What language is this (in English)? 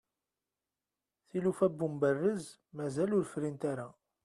Kabyle